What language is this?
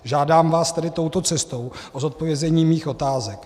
Czech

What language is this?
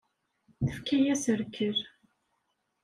Kabyle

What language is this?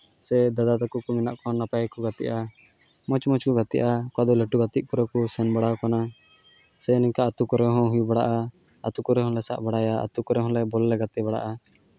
Santali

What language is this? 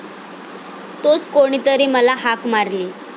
Marathi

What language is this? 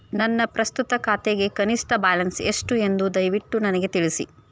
Kannada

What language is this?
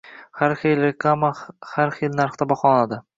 Uzbek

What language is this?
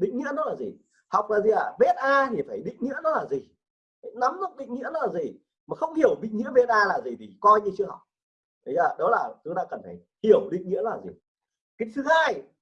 Vietnamese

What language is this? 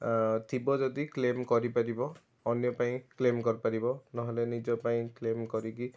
Odia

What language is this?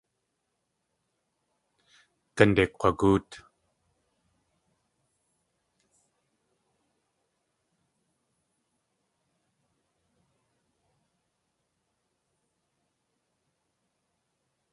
Tlingit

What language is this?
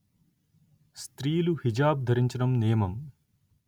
Telugu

